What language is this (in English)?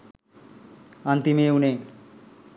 Sinhala